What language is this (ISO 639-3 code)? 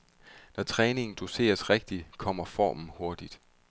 dan